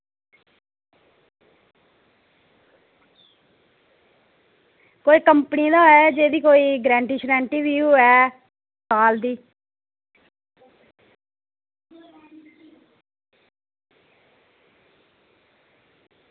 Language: Dogri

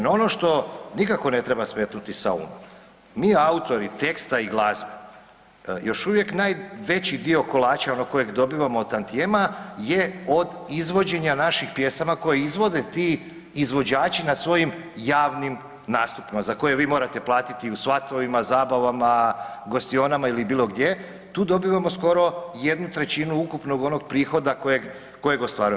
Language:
Croatian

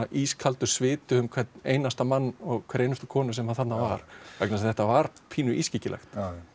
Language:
Icelandic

